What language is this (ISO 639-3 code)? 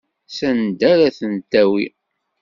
kab